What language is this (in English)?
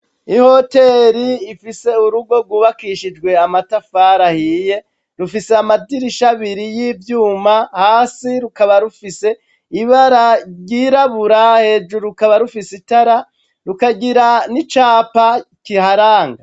Rundi